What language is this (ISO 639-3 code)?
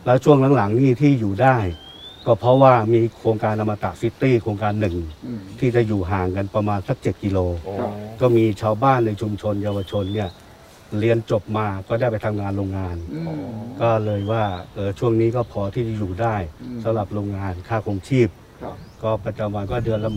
tha